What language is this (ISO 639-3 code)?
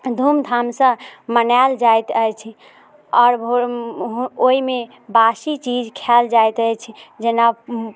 mai